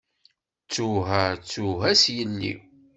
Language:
Kabyle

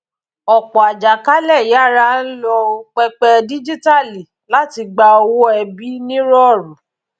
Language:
Yoruba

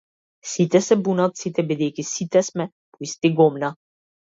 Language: Macedonian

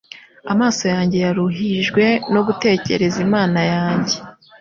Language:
Kinyarwanda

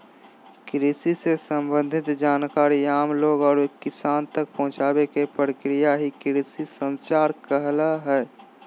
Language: Magahi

